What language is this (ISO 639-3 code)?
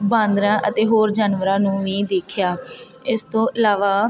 pan